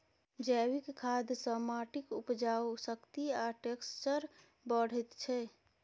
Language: Maithili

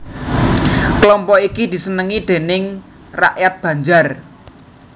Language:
Javanese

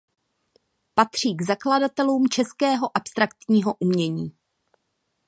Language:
Czech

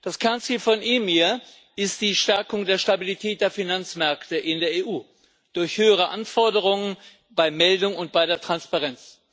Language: German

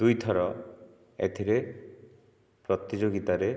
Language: Odia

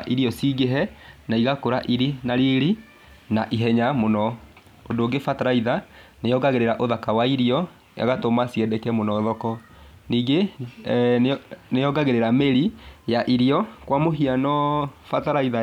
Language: Kikuyu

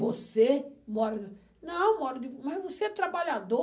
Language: Portuguese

